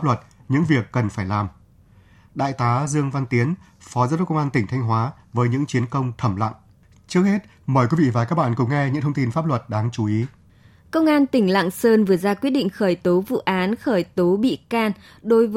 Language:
Vietnamese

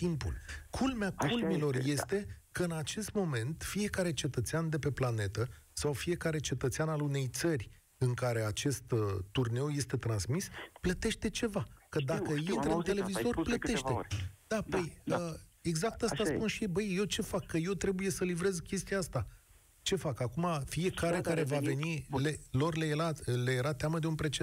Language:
Romanian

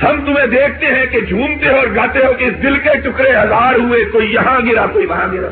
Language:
Urdu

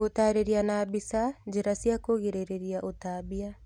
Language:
Kikuyu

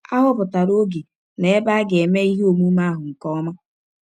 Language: Igbo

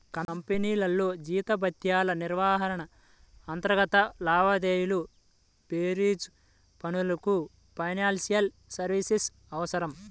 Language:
Telugu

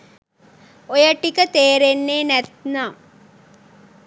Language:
Sinhala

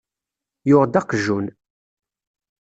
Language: Kabyle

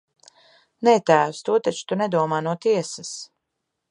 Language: Latvian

